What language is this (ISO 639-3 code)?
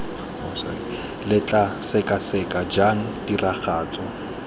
tsn